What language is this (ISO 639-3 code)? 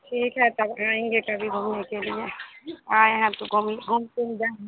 hin